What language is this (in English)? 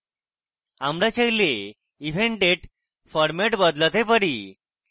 Bangla